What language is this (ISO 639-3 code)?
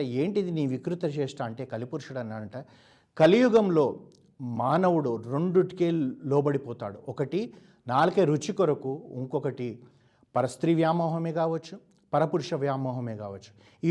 tel